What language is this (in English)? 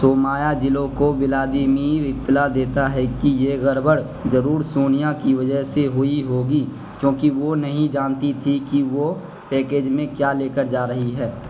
Urdu